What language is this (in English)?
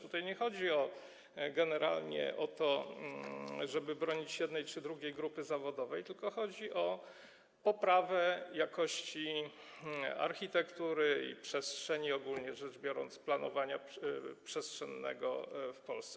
Polish